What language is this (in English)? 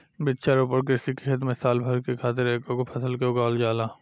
Bhojpuri